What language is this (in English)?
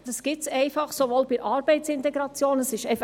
Swiss German